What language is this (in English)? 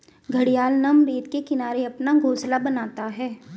Hindi